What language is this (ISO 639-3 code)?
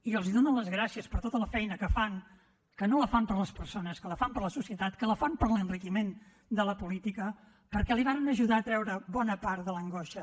cat